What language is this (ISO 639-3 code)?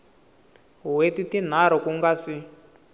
tso